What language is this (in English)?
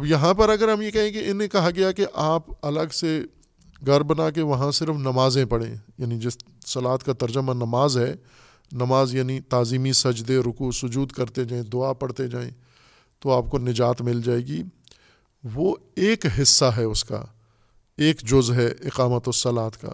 Urdu